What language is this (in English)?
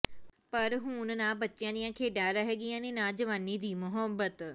Punjabi